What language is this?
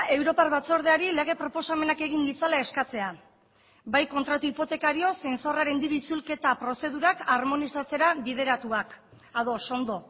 Basque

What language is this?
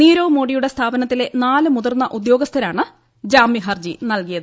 Malayalam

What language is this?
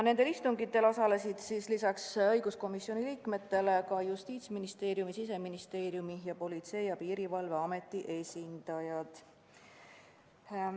Estonian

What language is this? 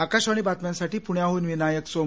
Marathi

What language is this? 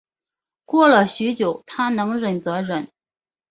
Chinese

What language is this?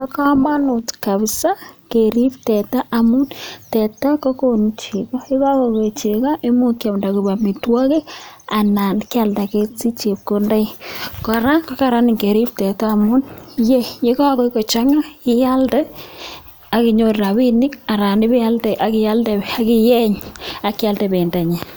Kalenjin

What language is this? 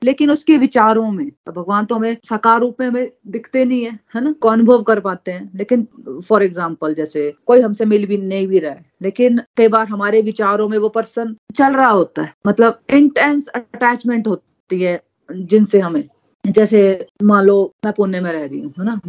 Hindi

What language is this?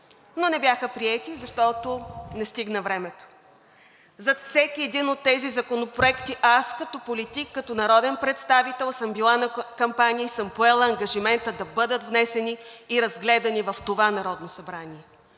Bulgarian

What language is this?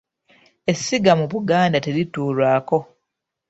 Ganda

